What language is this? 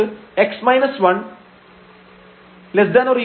Malayalam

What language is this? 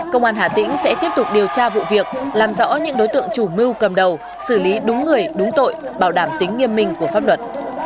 Vietnamese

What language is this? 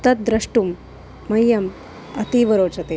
Sanskrit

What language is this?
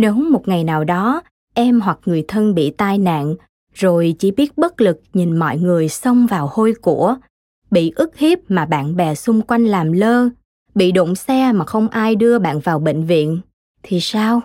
Vietnamese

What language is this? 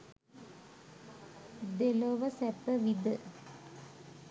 Sinhala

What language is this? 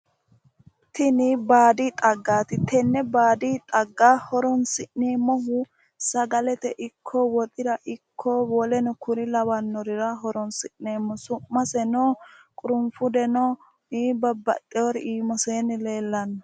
Sidamo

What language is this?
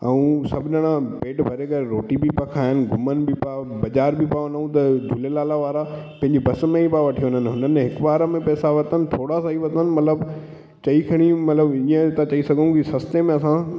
Sindhi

